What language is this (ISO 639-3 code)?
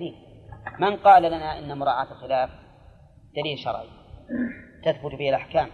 ara